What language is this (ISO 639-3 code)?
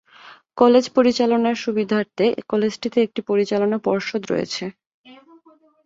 ben